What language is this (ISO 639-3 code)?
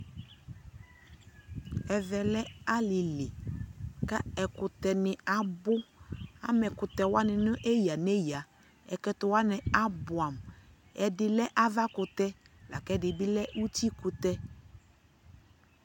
kpo